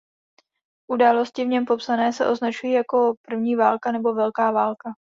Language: Czech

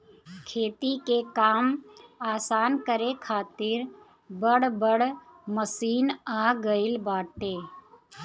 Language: Bhojpuri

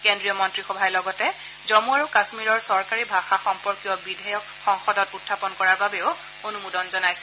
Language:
Assamese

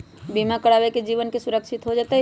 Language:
Magahi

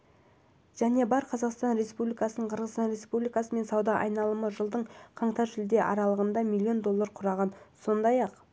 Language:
Kazakh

